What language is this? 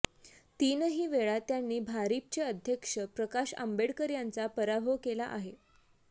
Marathi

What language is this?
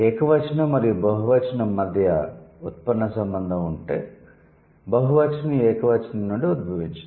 Telugu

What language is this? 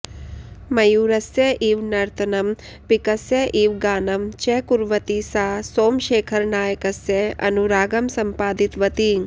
Sanskrit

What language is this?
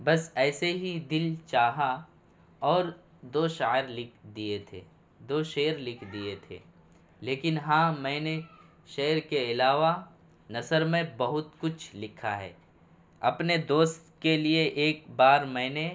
Urdu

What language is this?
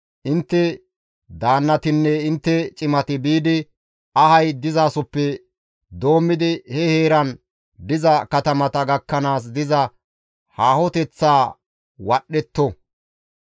Gamo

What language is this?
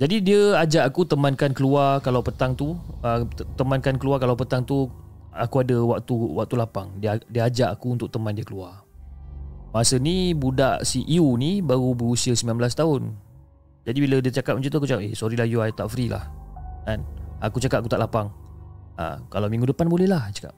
Malay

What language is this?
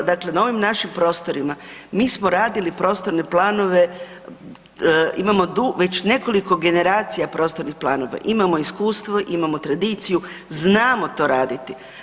Croatian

